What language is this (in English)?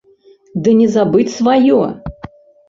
Belarusian